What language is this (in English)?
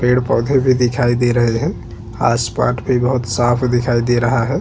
Hindi